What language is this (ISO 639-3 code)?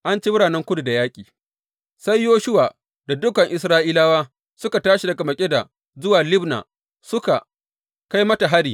hau